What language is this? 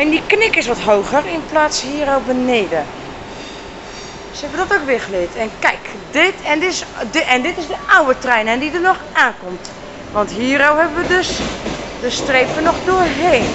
Dutch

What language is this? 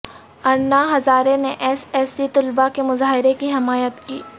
Urdu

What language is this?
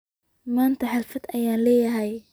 Somali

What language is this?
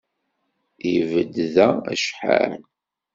Kabyle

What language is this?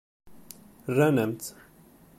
Kabyle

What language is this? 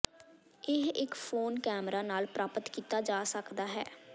Punjabi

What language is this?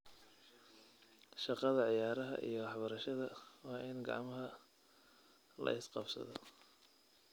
Somali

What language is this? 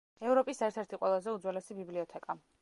Georgian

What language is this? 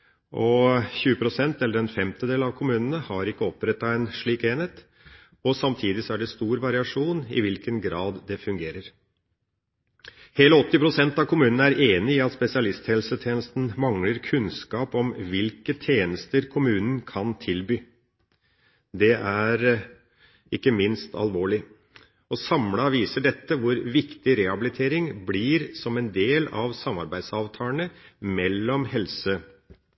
Norwegian Bokmål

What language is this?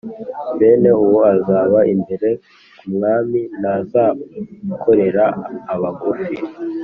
Kinyarwanda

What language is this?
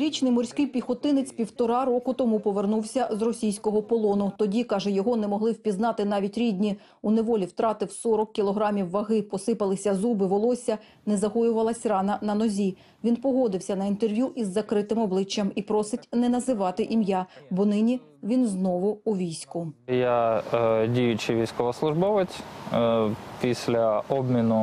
Ukrainian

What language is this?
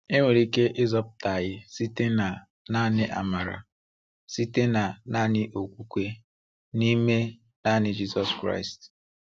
Igbo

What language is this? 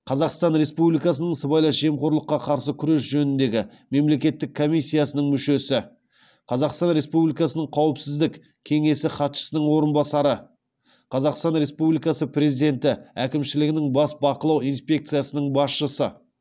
Kazakh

